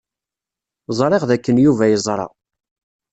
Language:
Kabyle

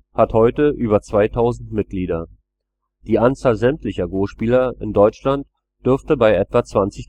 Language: German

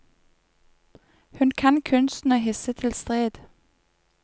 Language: Norwegian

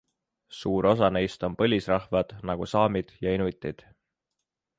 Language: Estonian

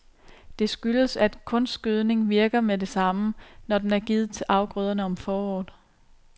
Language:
Danish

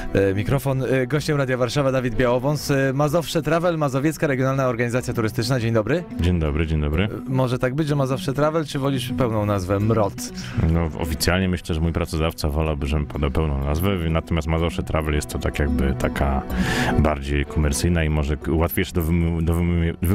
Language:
Polish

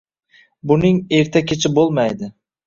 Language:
Uzbek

